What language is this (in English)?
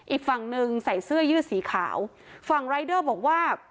Thai